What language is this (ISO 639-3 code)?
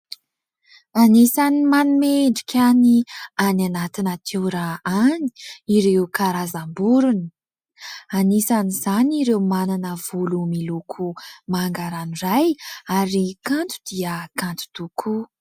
mlg